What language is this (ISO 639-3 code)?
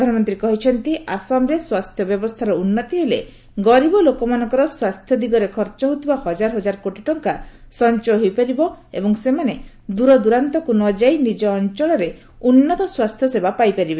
ori